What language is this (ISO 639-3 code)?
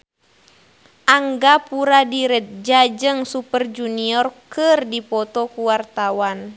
sun